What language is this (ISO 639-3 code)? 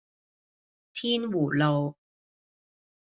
yue